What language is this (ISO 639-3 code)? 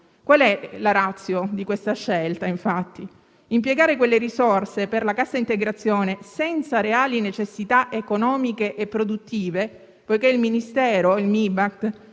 ita